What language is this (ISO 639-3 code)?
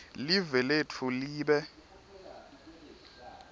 ssw